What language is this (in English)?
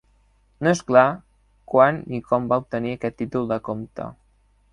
Catalan